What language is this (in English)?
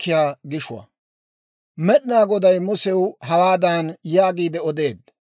Dawro